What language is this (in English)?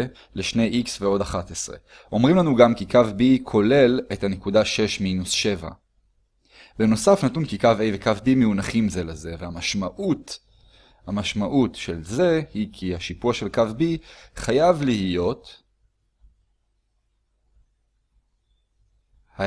Hebrew